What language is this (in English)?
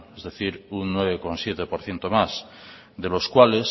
Spanish